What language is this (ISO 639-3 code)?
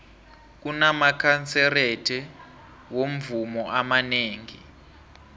nbl